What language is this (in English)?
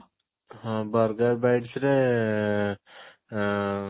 Odia